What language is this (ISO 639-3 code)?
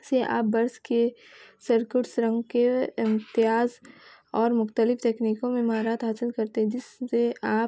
urd